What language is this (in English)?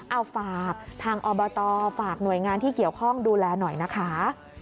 Thai